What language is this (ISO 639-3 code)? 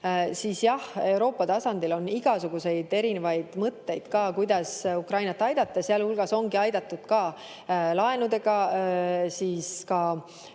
est